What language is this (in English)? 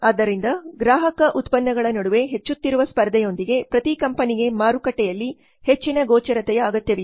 Kannada